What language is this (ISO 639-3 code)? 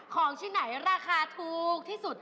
tha